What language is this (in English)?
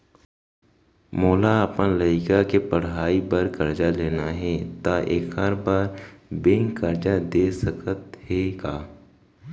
Chhattisgarhi